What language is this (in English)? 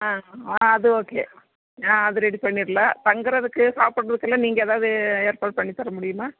Tamil